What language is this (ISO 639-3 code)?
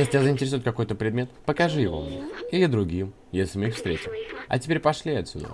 rus